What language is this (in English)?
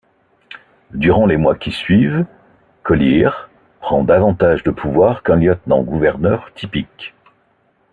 French